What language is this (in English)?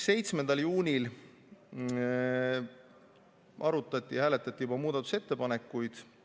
Estonian